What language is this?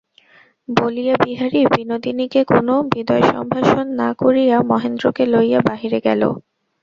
Bangla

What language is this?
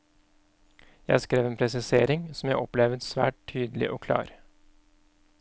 Norwegian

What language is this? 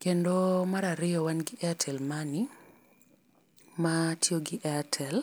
Luo (Kenya and Tanzania)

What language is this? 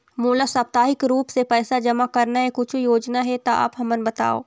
Chhattisgarhi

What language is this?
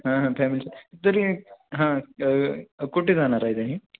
Marathi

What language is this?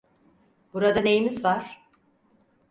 Turkish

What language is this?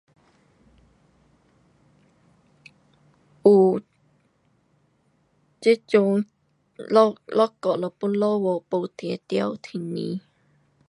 Pu-Xian Chinese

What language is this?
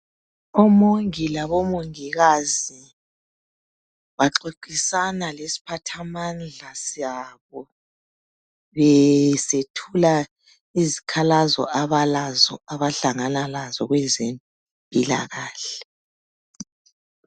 North Ndebele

